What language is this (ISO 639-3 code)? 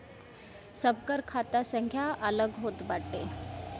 bho